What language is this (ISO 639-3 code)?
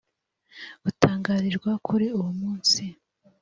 kin